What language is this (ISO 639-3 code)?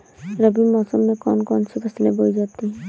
hin